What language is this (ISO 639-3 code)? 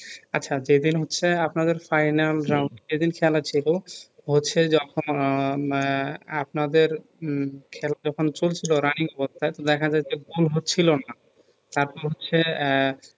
ben